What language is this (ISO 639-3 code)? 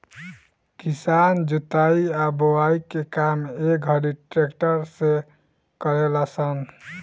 bho